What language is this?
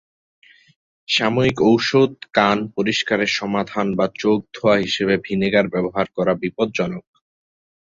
Bangla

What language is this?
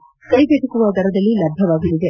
Kannada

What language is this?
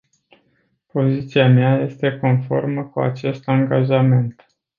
Romanian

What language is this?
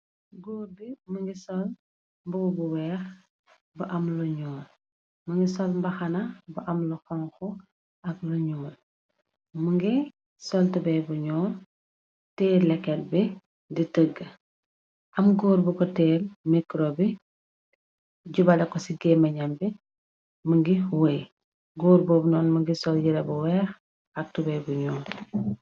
Wolof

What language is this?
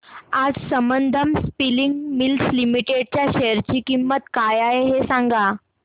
Marathi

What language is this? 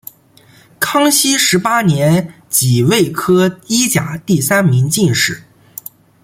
Chinese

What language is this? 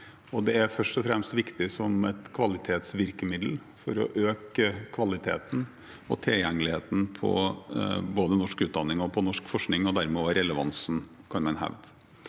Norwegian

